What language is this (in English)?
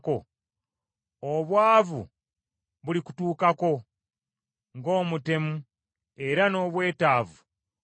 Ganda